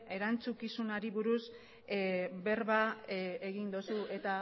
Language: Basque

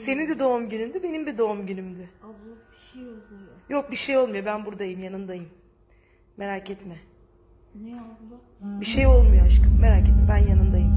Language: Arabic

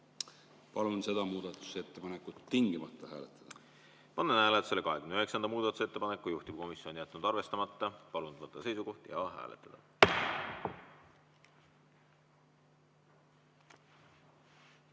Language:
Estonian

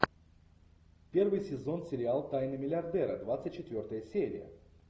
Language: Russian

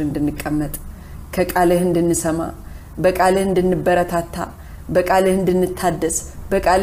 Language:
Amharic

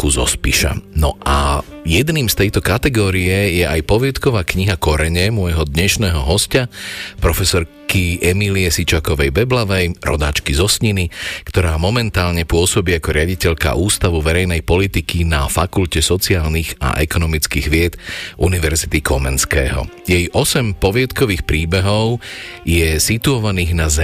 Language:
Slovak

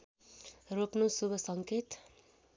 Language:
Nepali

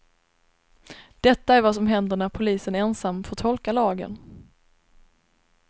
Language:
Swedish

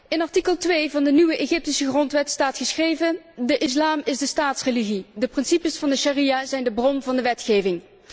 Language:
Dutch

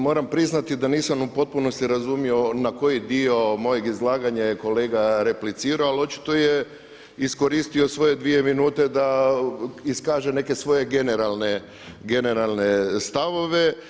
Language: Croatian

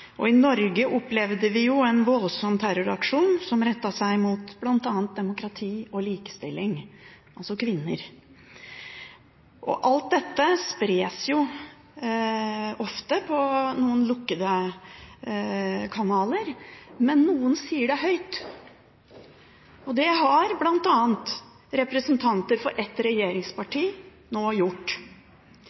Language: Norwegian Bokmål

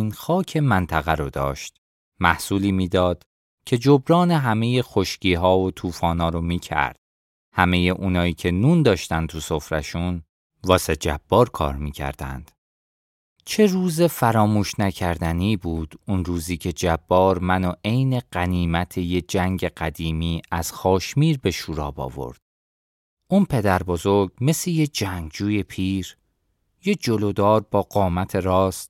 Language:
Persian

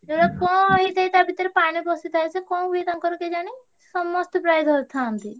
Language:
Odia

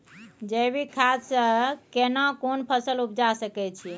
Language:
Maithili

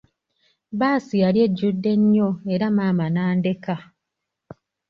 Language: Ganda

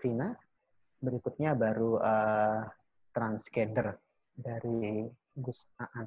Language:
Indonesian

